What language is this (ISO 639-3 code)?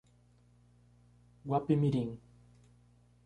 por